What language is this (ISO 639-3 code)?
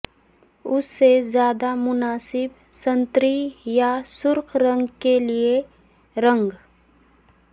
urd